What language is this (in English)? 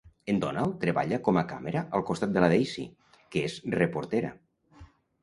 Catalan